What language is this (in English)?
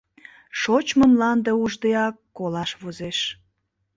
Mari